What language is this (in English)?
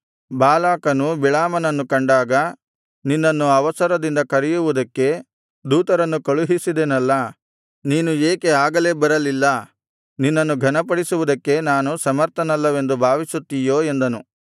Kannada